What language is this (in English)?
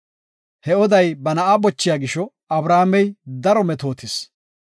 Gofa